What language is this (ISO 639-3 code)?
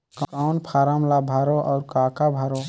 hne